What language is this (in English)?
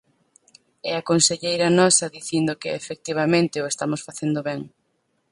Galician